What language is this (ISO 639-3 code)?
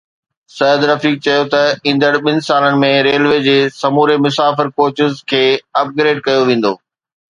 snd